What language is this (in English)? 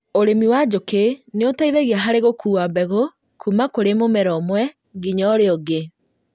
Kikuyu